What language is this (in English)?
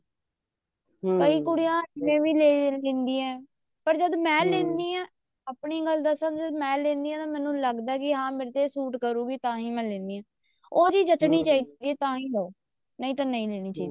Punjabi